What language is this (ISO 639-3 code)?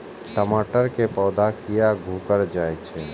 mai